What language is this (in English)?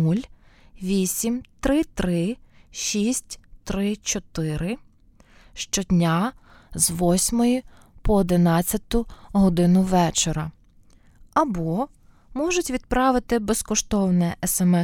Ukrainian